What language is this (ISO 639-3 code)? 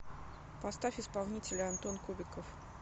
rus